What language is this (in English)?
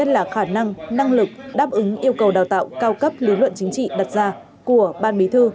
Vietnamese